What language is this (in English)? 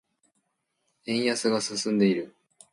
Japanese